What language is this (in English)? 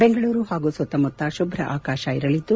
Kannada